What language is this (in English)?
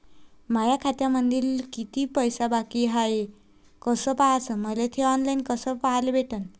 Marathi